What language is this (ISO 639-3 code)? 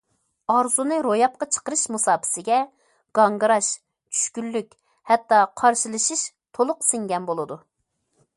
uig